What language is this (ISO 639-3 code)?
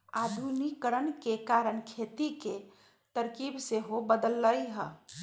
mag